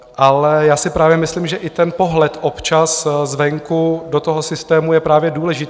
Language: Czech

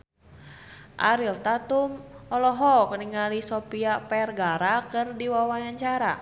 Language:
Sundanese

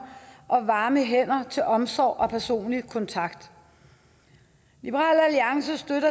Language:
Danish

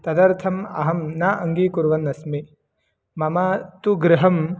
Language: Sanskrit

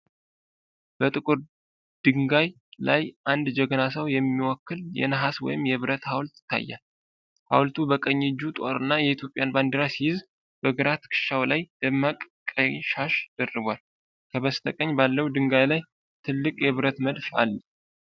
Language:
Amharic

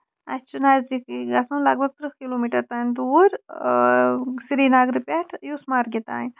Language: Kashmiri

